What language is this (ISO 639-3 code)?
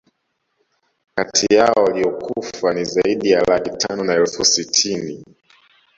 swa